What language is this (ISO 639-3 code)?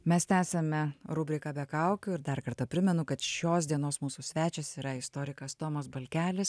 lit